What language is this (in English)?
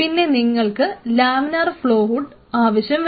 Malayalam